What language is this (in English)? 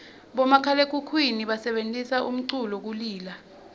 Swati